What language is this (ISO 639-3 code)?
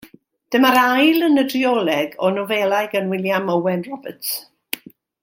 cym